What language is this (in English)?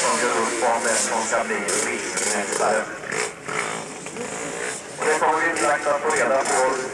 Swedish